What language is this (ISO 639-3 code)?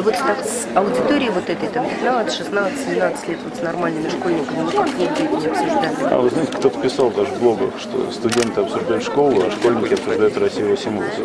rus